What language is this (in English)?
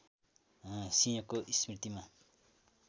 Nepali